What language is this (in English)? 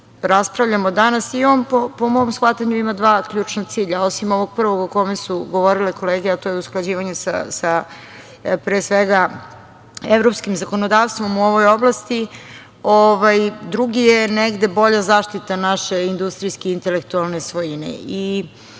Serbian